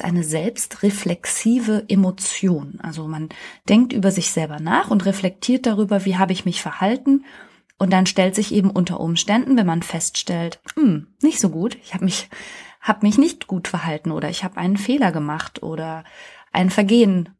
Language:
German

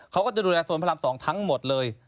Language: Thai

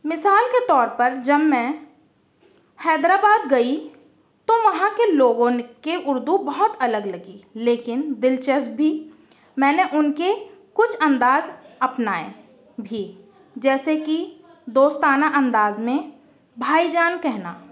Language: Urdu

